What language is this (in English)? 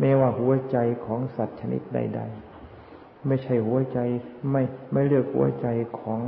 Thai